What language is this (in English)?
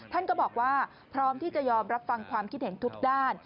Thai